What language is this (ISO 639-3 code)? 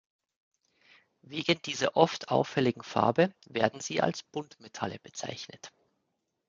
deu